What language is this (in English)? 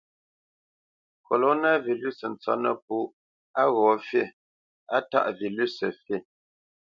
Bamenyam